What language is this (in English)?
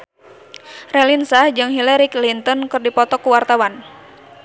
Sundanese